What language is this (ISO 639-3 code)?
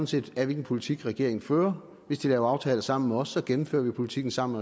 dan